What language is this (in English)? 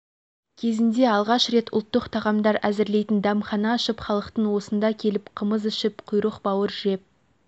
Kazakh